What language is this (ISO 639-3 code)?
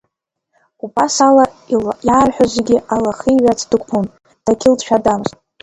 abk